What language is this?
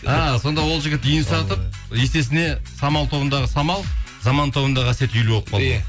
Kazakh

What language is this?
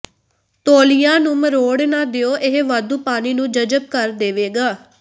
Punjabi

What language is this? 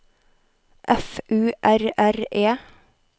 Norwegian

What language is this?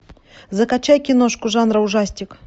Russian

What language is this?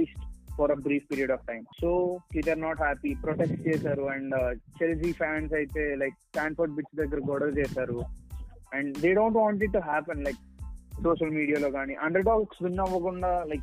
Telugu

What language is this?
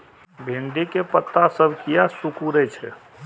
Maithili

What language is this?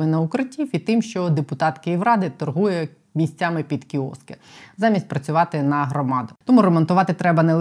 Ukrainian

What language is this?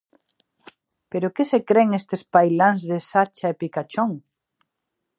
Galician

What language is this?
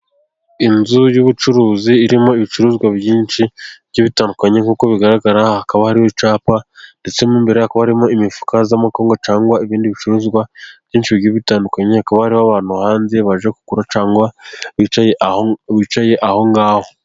Kinyarwanda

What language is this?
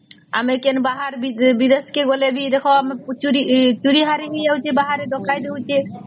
Odia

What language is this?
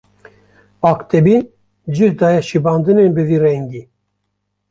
Kurdish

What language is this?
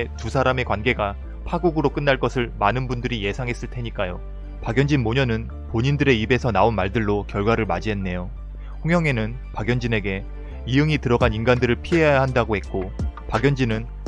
Korean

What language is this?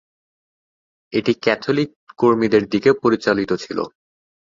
Bangla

